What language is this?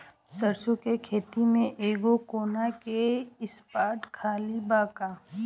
Bhojpuri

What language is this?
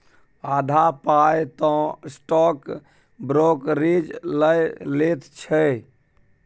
Maithili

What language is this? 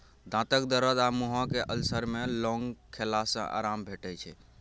Maithili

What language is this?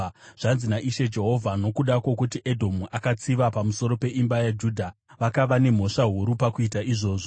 Shona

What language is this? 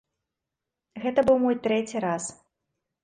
Belarusian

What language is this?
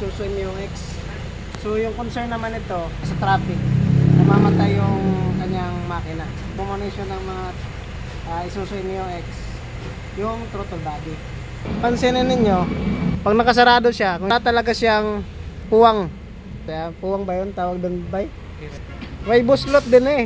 Filipino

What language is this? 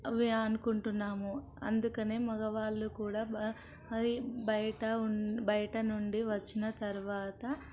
Telugu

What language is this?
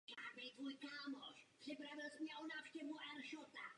Czech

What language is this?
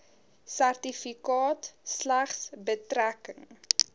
Afrikaans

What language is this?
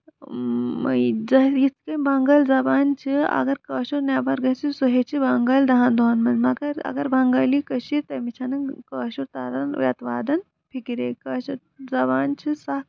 Kashmiri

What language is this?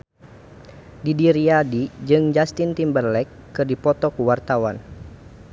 Sundanese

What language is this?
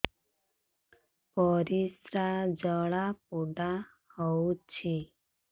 Odia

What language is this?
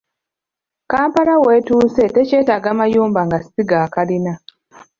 Ganda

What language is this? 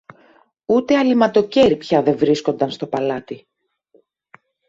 Greek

